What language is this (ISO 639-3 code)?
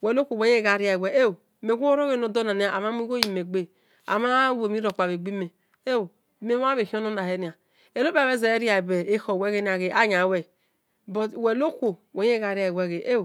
ish